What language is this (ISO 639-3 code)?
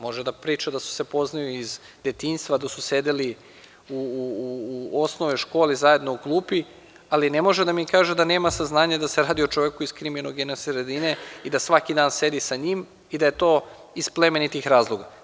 srp